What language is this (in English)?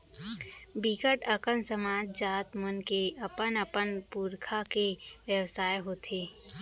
Chhattisgarhi